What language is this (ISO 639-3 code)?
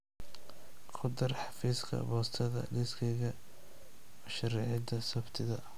som